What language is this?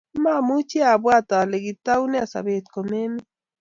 Kalenjin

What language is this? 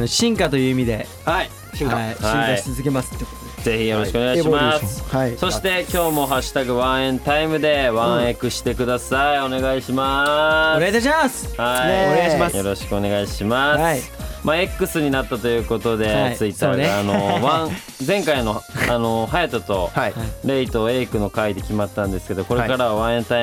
Japanese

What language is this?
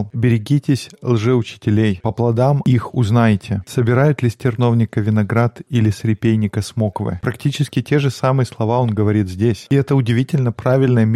Russian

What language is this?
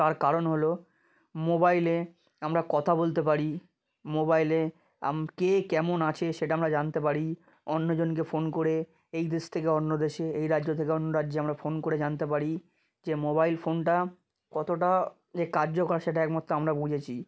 Bangla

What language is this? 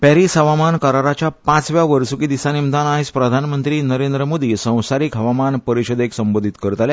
Konkani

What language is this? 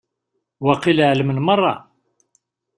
Kabyle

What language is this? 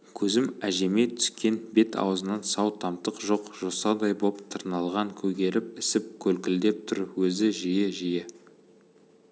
Kazakh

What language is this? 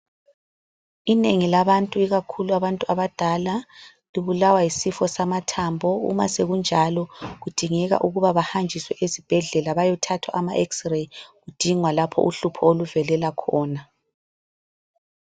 North Ndebele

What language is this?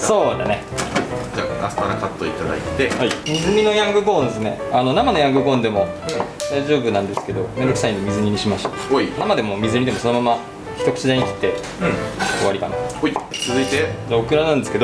Japanese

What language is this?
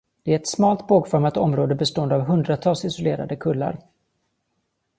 Swedish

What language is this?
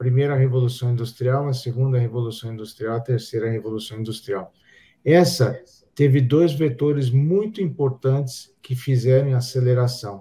Portuguese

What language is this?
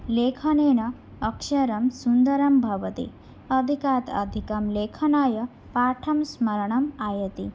Sanskrit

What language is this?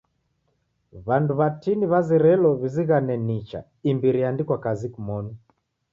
Taita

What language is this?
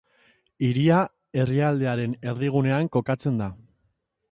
Basque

